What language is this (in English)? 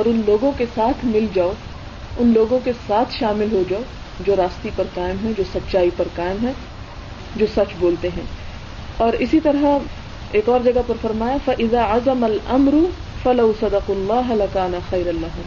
Urdu